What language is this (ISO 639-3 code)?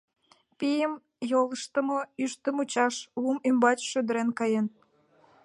chm